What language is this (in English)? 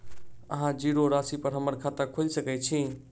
Maithili